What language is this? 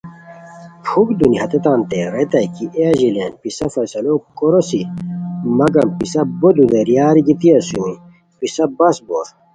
Khowar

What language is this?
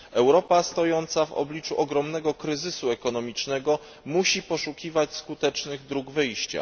Polish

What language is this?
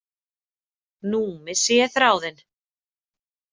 Icelandic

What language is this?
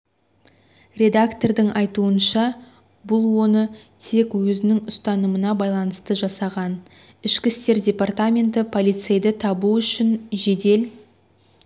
Kazakh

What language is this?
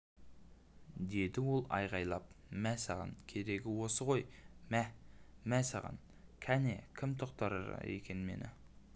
Kazakh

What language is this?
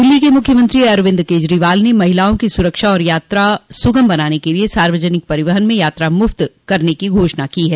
Hindi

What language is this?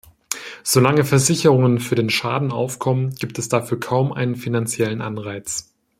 German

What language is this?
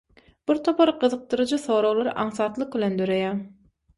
Turkmen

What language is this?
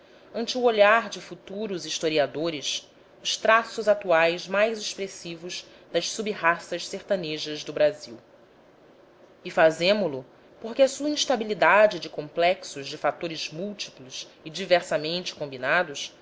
Portuguese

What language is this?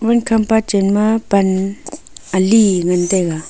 Wancho Naga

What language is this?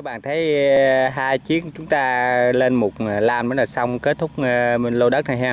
Vietnamese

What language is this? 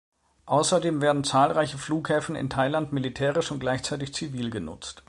German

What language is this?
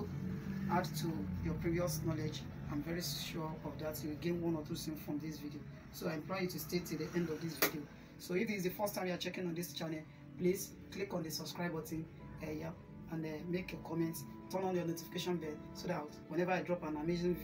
English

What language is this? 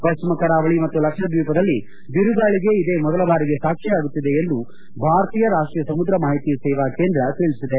Kannada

